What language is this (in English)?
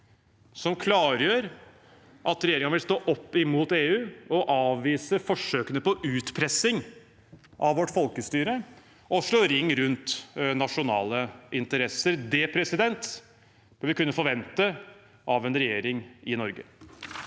Norwegian